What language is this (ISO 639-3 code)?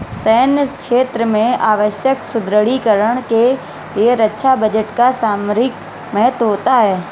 hin